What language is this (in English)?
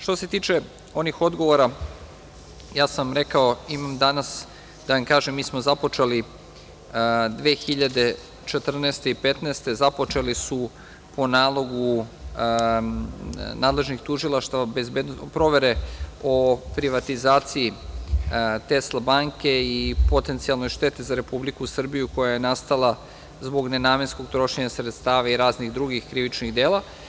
Serbian